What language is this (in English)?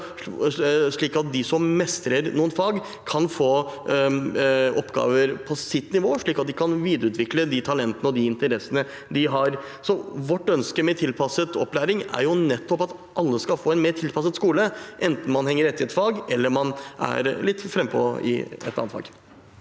Norwegian